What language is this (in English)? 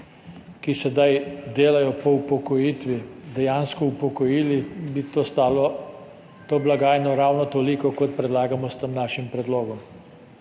Slovenian